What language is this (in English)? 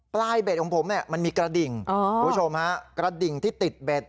Thai